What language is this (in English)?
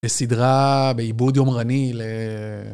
Hebrew